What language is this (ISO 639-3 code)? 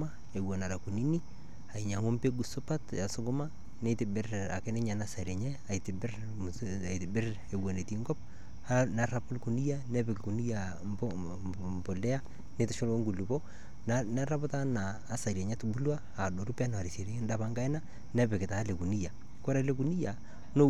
mas